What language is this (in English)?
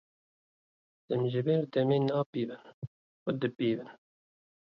Kurdish